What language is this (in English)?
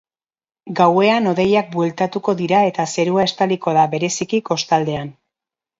Basque